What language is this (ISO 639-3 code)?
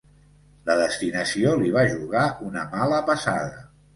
cat